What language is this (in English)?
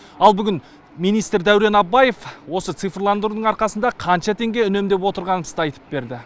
Kazakh